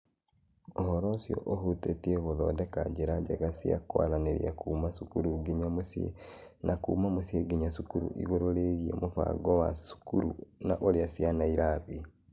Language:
Kikuyu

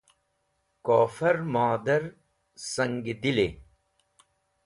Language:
Wakhi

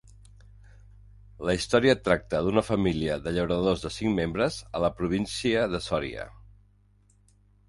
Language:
Catalan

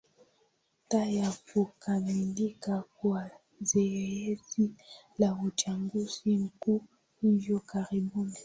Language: Swahili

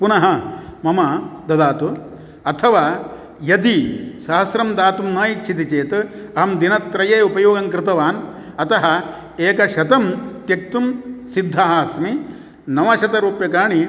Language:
Sanskrit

